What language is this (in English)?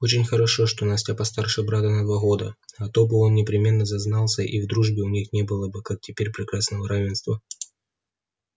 Russian